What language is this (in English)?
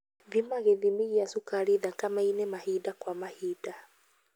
Kikuyu